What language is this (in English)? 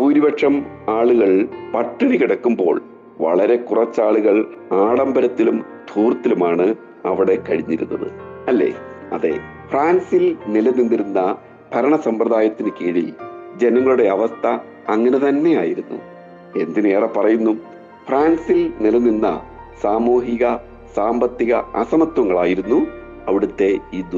Malayalam